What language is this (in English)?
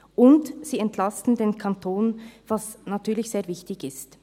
Swiss German